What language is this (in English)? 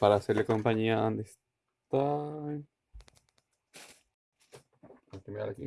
Spanish